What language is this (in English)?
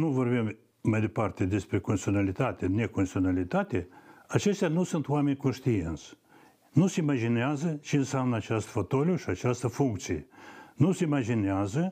Romanian